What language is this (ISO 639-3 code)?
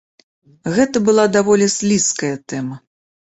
bel